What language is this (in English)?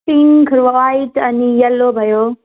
Nepali